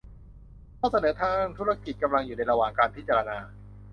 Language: Thai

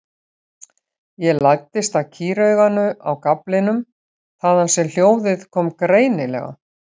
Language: Icelandic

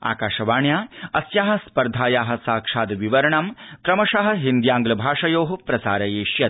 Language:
Sanskrit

